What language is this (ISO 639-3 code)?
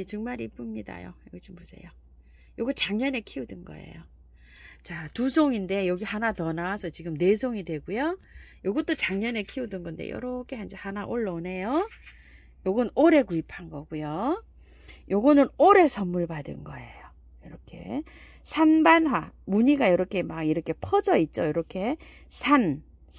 kor